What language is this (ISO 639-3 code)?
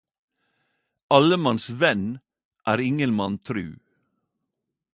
nno